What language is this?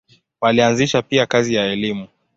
Swahili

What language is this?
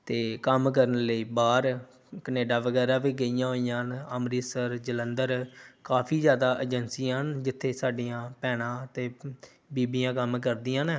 Punjabi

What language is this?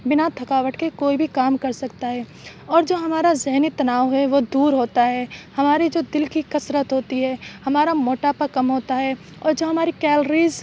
Urdu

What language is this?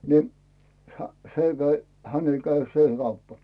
Finnish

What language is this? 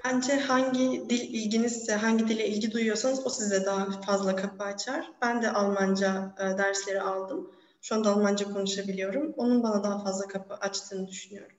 Turkish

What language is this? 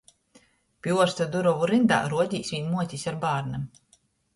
Latgalian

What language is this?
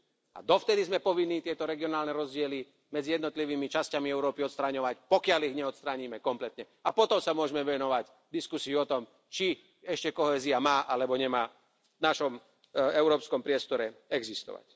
Slovak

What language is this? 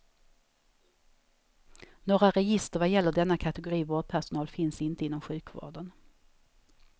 Swedish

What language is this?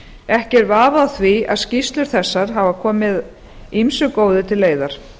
Icelandic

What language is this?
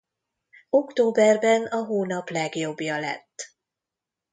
Hungarian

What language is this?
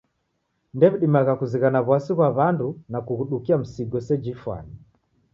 Taita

